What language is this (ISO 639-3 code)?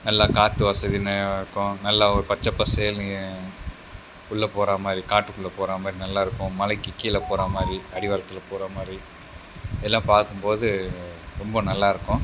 tam